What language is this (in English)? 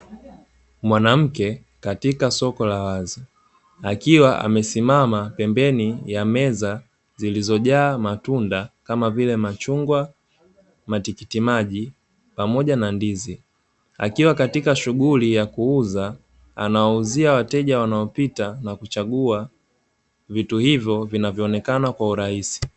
Swahili